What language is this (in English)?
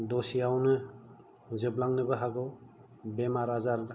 Bodo